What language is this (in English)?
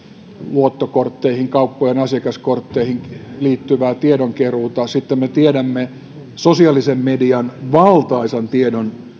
Finnish